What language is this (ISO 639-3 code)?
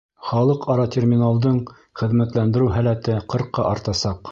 bak